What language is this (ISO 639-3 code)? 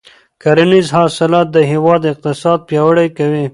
pus